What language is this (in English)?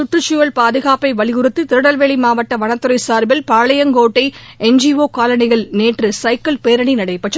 Tamil